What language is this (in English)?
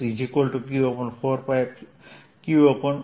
Gujarati